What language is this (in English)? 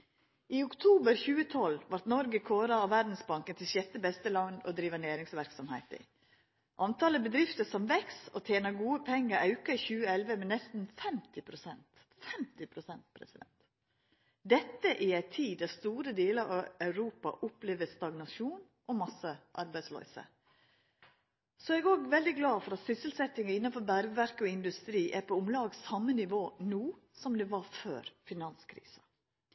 Norwegian Nynorsk